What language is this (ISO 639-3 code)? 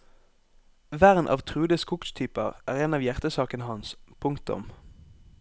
nor